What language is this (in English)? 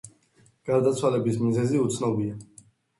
Georgian